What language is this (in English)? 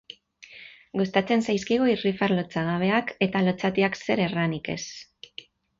Basque